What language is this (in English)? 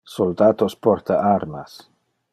Interlingua